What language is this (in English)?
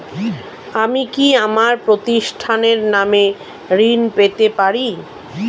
Bangla